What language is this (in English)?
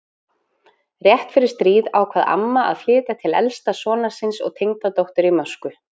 Icelandic